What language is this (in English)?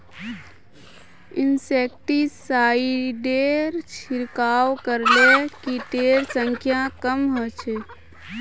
Magahi